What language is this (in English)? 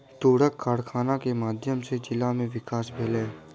Maithili